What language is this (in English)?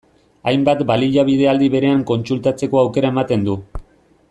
Basque